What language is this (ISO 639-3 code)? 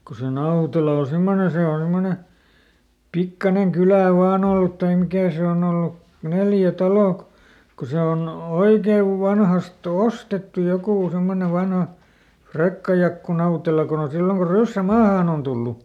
fin